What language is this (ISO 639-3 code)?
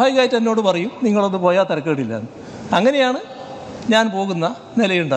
ind